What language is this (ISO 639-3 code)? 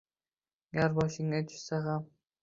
uzb